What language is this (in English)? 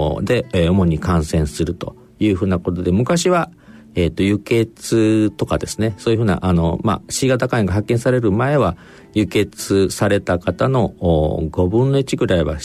Japanese